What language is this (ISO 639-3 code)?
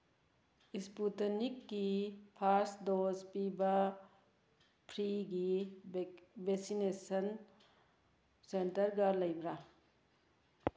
mni